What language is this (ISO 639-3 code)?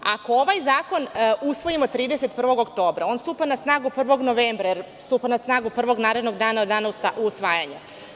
srp